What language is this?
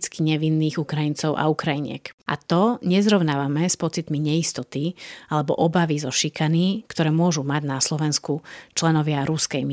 Slovak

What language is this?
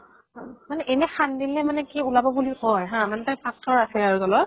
Assamese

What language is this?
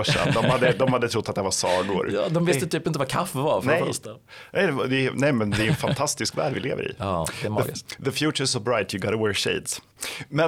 Swedish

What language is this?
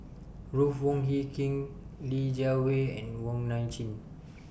English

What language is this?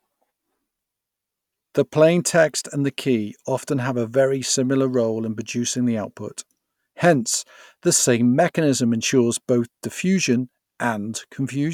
English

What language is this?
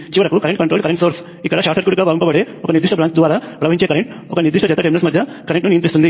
Telugu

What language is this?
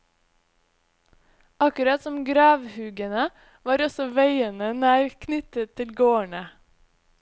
Norwegian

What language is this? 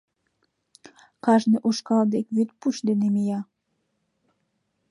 Mari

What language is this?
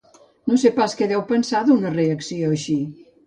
Catalan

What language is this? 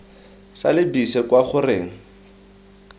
Tswana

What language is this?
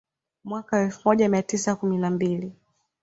Swahili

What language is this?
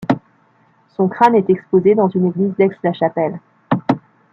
French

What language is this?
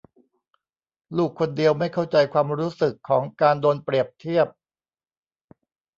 Thai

